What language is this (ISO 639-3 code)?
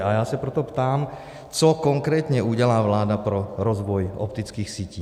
ces